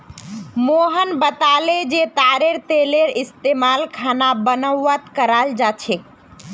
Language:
Magahi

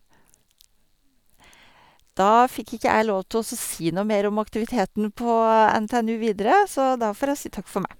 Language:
Norwegian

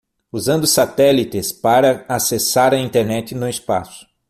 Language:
Portuguese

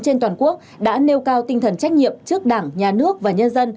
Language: Vietnamese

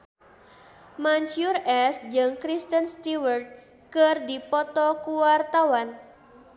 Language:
Sundanese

